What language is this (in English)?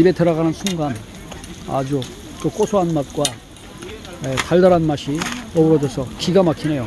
Korean